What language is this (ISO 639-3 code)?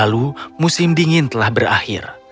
ind